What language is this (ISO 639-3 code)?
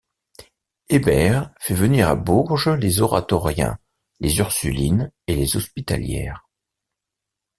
fra